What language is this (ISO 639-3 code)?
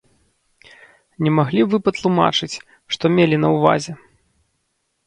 bel